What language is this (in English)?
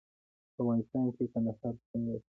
Pashto